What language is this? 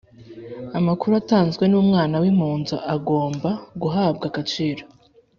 Kinyarwanda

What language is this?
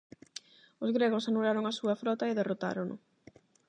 Galician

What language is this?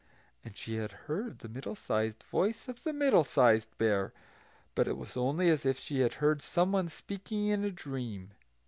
English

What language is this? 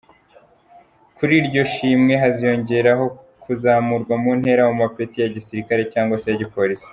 Kinyarwanda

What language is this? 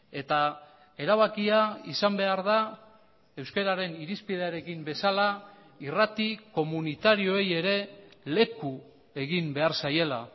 Basque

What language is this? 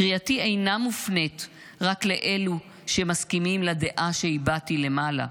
Hebrew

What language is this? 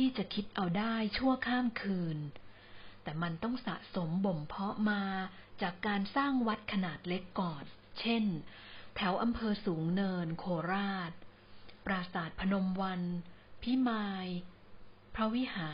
Thai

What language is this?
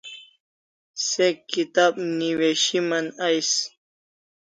Kalasha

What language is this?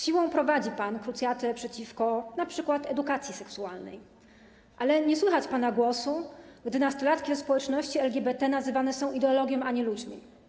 Polish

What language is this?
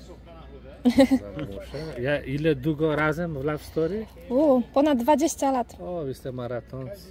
Polish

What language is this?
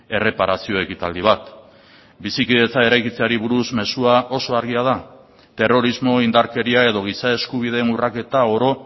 Basque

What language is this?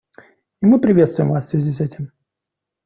Russian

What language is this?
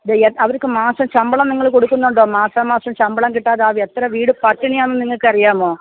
Malayalam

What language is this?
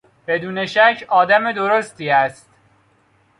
Persian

